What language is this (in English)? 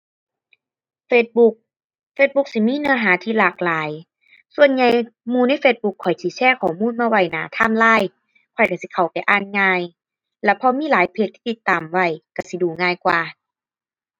Thai